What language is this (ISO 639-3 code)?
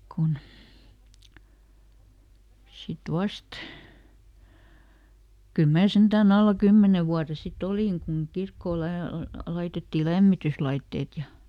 fin